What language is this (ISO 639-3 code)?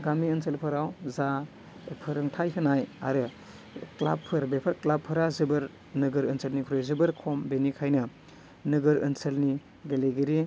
brx